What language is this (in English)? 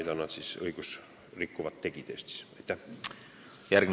Estonian